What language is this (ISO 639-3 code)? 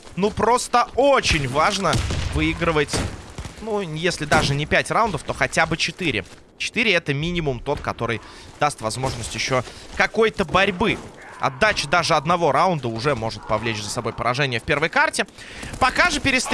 rus